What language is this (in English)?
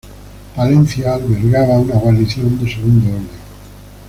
Spanish